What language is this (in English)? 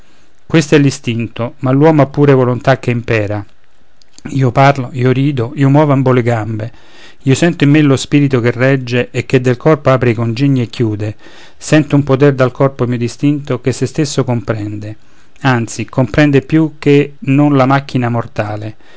Italian